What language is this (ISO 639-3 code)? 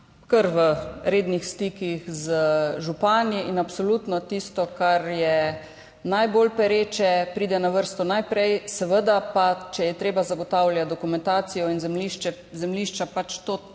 slv